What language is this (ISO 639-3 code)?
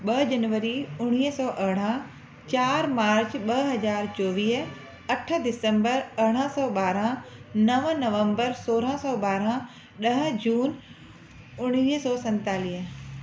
snd